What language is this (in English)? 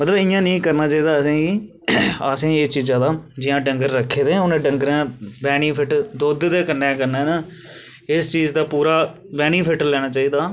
Dogri